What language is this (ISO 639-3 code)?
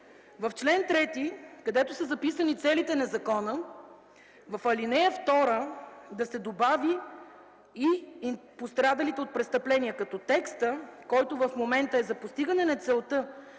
bul